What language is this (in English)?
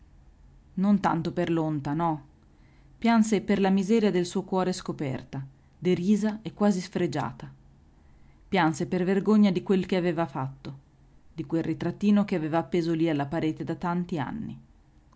Italian